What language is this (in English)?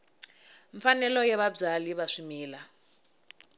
Tsonga